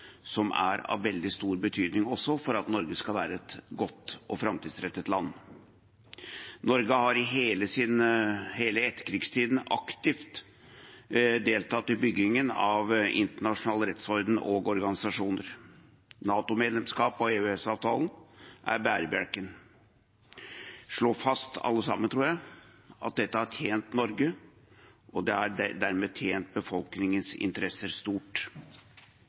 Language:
Norwegian Bokmål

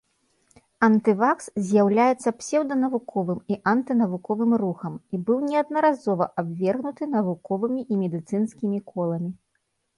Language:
Belarusian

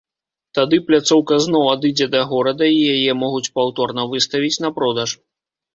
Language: Belarusian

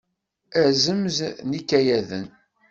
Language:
Kabyle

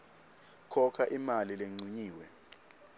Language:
Swati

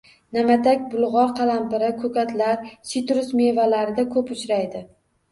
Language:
Uzbek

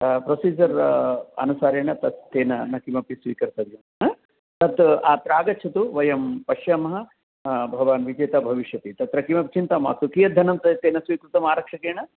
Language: Sanskrit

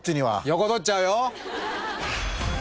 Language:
Japanese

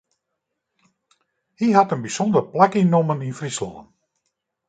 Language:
Western Frisian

